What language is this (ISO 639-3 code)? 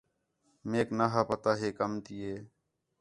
xhe